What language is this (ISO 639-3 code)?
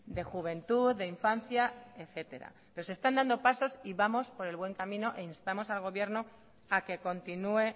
spa